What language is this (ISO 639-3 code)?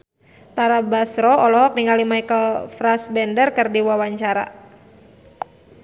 sun